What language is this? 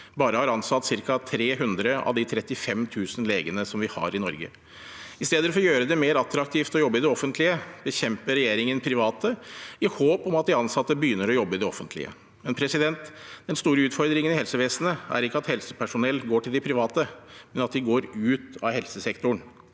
Norwegian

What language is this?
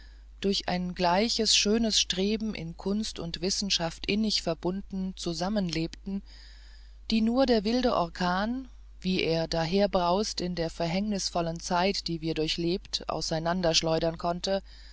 German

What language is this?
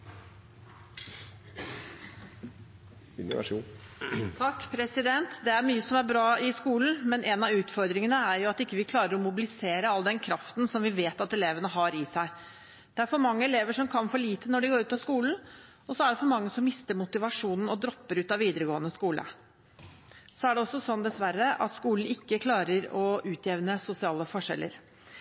Norwegian Bokmål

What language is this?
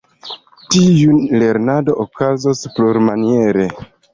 Esperanto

